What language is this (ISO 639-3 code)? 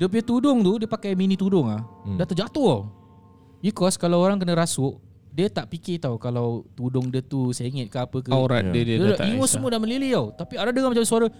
msa